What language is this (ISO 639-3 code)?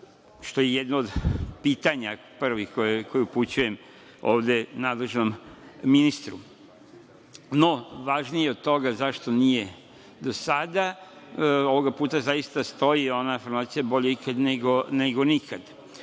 srp